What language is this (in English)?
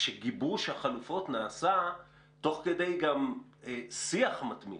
Hebrew